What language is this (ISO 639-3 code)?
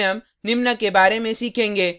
hin